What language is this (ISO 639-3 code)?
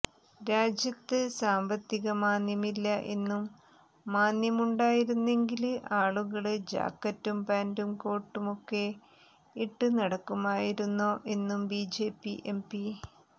mal